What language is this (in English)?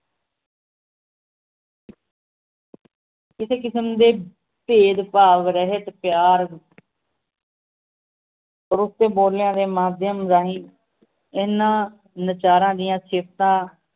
Punjabi